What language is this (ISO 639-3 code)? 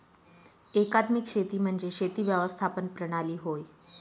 mar